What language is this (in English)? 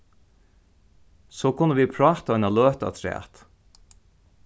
Faroese